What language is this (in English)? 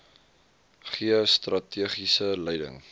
Afrikaans